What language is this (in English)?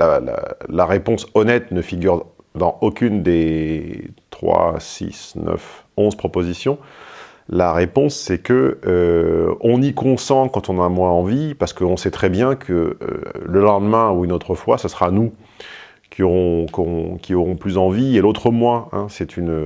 French